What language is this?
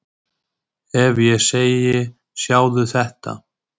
Icelandic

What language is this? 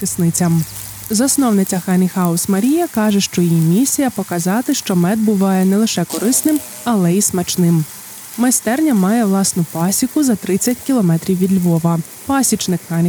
Ukrainian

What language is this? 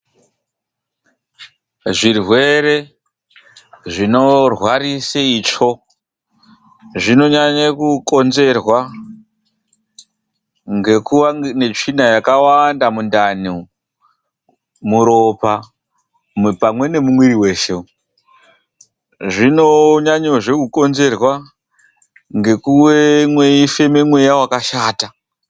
Ndau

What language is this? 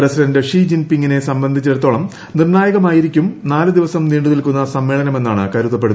Malayalam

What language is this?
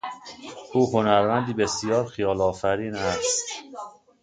Persian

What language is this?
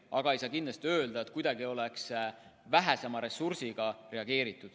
Estonian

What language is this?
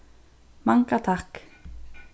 Faroese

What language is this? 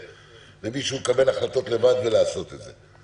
Hebrew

